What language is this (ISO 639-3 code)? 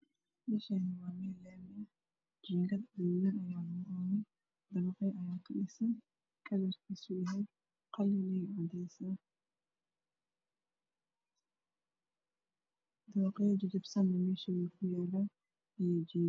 som